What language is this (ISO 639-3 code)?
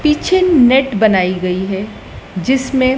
hin